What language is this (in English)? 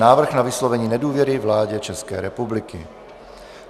Czech